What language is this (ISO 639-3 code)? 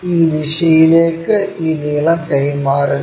mal